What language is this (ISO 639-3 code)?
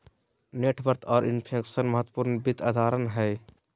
mag